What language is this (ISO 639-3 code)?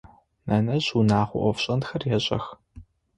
ady